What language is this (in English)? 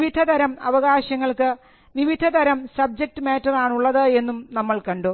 Malayalam